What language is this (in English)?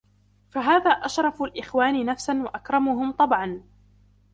Arabic